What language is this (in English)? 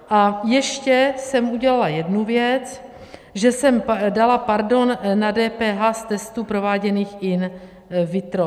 Czech